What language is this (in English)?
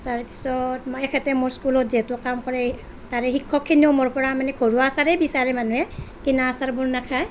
Assamese